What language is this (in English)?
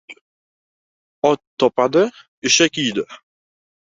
Uzbek